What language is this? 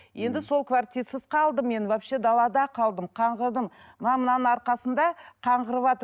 Kazakh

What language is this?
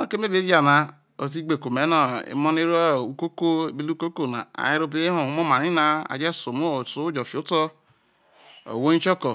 Isoko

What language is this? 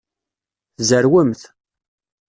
Kabyle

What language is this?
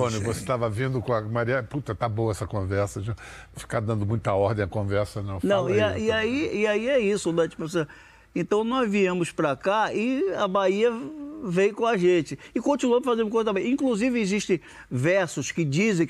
Portuguese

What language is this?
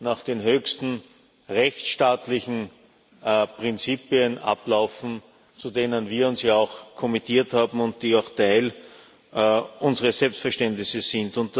German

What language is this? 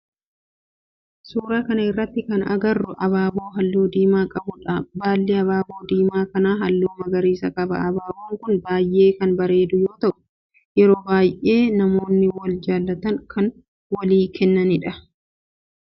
Oromo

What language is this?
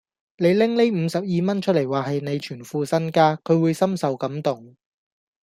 Cantonese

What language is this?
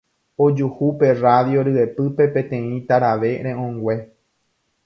Guarani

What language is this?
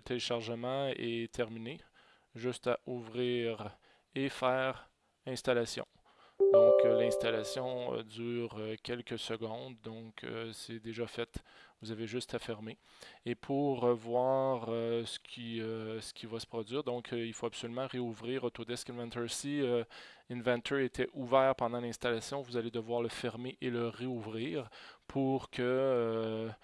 French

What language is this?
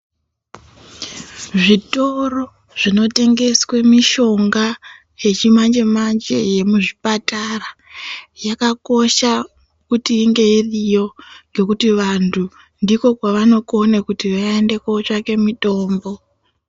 Ndau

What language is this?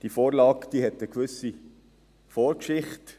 Swiss German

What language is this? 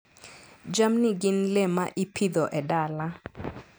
Luo (Kenya and Tanzania)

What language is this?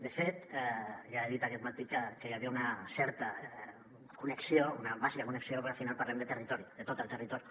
Catalan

